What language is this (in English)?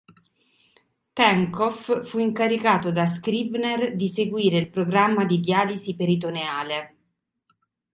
Italian